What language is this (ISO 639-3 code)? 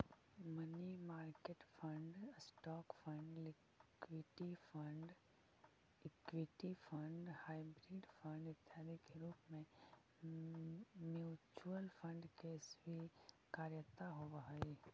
mag